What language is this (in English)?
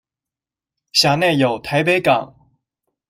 Chinese